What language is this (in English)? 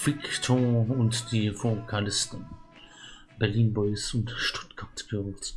German